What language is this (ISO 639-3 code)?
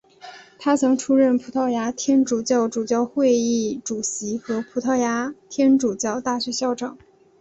zho